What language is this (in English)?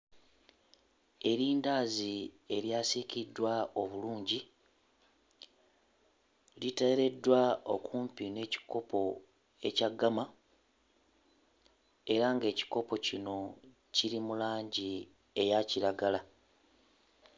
Ganda